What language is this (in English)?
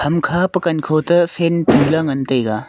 Wancho Naga